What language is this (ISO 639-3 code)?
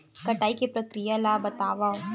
hne